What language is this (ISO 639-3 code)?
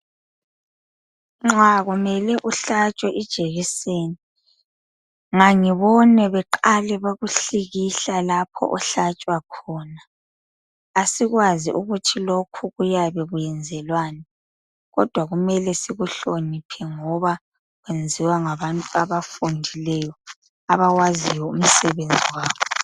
nde